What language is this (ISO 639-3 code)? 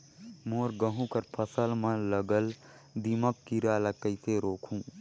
hne